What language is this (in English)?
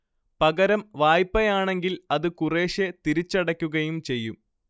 Malayalam